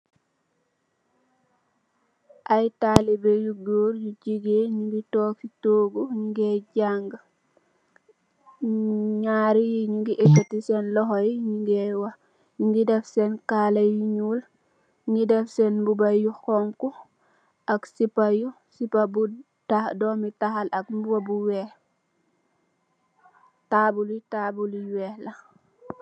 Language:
Wolof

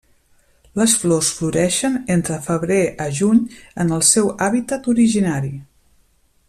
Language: Catalan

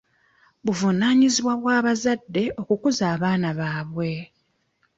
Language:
Ganda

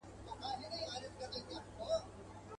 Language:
Pashto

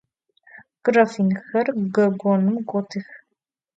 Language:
Adyghe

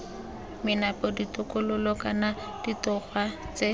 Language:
Tswana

